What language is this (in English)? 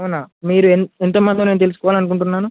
Telugu